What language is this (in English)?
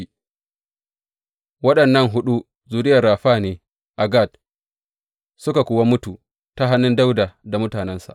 Hausa